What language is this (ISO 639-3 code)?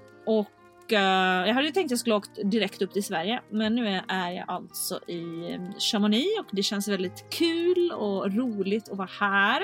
swe